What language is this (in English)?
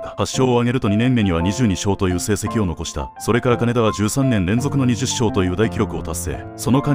Japanese